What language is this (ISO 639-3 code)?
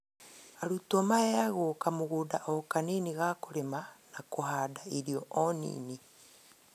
kik